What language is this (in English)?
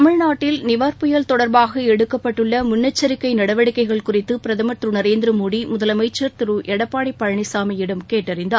Tamil